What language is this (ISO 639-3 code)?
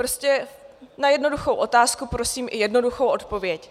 ces